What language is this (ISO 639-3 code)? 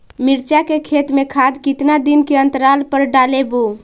mag